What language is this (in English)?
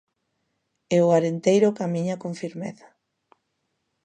Galician